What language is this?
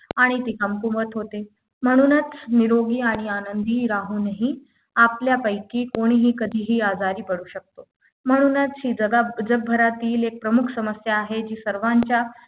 Marathi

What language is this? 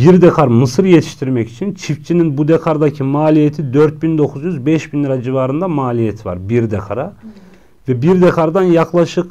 Turkish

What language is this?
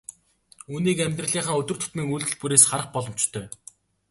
Mongolian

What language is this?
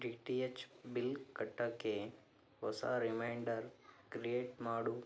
Kannada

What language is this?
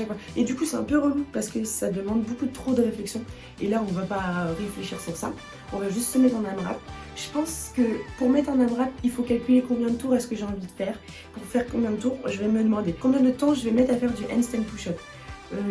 French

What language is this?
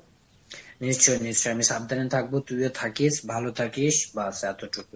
Bangla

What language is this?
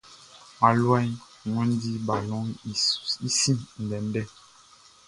Baoulé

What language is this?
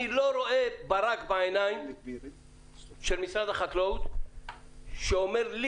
Hebrew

